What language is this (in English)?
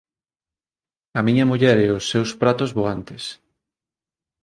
Galician